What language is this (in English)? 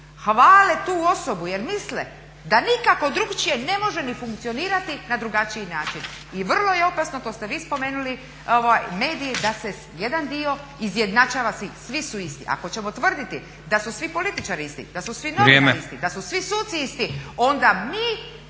Croatian